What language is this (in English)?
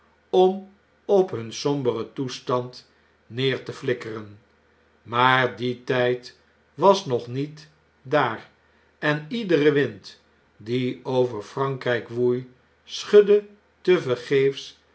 Dutch